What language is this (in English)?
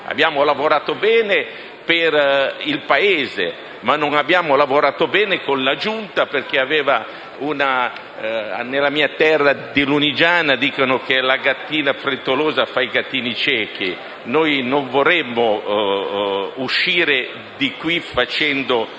Italian